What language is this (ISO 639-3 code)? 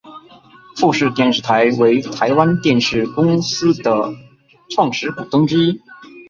zho